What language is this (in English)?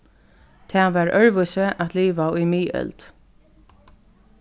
Faroese